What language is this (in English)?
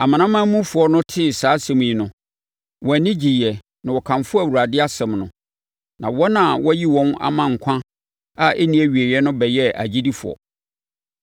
Akan